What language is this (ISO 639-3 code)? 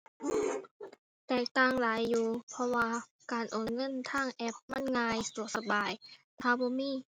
tha